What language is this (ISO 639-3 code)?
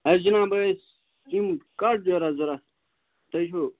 kas